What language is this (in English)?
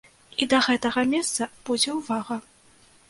Belarusian